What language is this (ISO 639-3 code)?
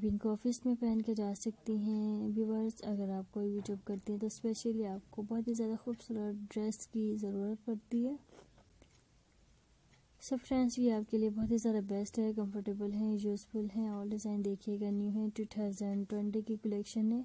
tur